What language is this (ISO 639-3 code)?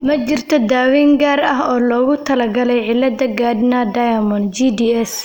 som